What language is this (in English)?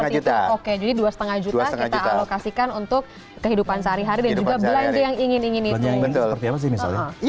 Indonesian